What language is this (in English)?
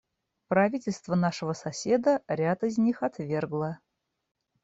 Russian